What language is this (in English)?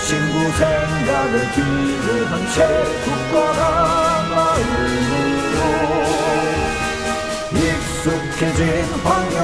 Korean